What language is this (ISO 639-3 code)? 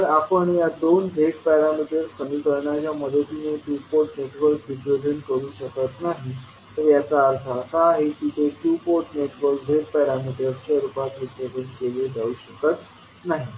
mar